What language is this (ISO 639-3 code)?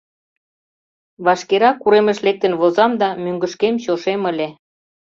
chm